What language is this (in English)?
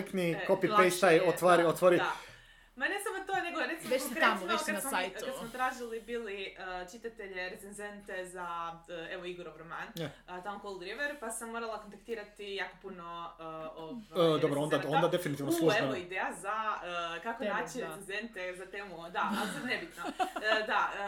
Croatian